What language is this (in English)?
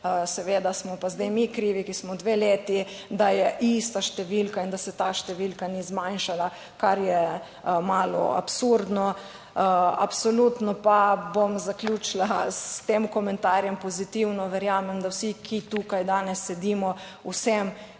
Slovenian